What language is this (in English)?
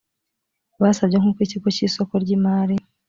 Kinyarwanda